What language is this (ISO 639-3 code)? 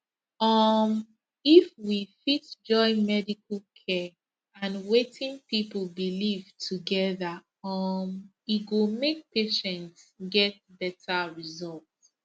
pcm